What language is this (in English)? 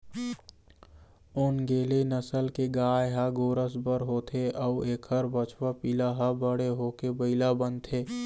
Chhattisgarhi